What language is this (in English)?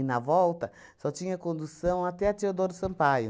Portuguese